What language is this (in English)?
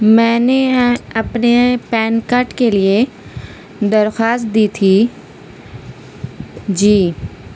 Urdu